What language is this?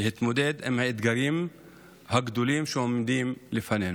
Hebrew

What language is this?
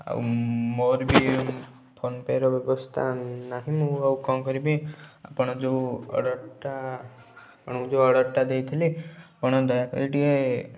Odia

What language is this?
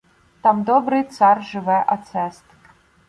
Ukrainian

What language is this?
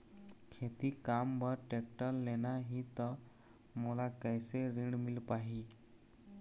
Chhattisgarhi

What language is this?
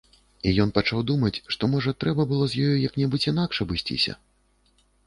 Belarusian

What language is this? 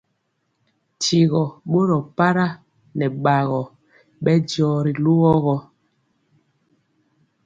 Mpiemo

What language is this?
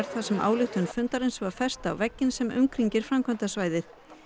Icelandic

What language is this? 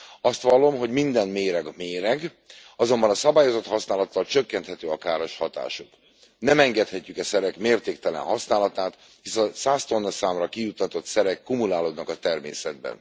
Hungarian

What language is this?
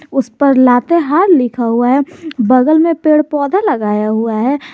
Hindi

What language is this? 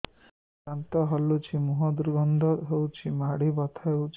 Odia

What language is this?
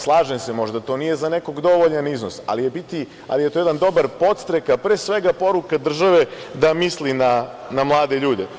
Serbian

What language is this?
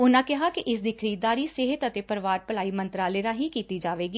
Punjabi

